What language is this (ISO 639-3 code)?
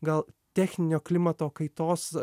lit